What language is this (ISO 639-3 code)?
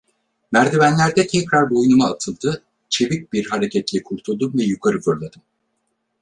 tur